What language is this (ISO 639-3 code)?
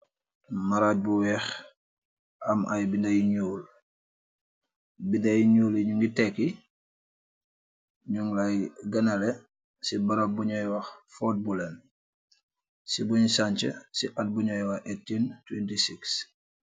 wol